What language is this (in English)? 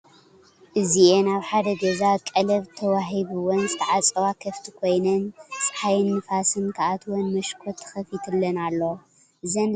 Tigrinya